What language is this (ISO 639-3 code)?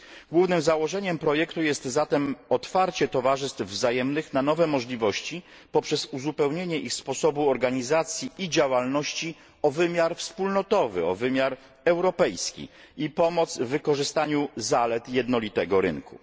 pol